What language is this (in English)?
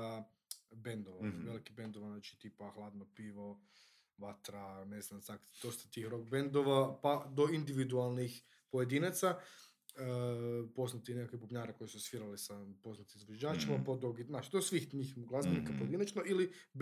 Croatian